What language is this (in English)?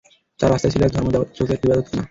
Bangla